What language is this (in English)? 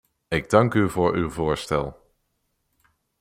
Dutch